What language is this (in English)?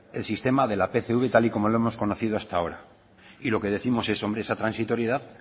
Spanish